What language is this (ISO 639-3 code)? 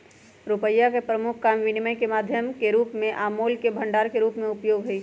mag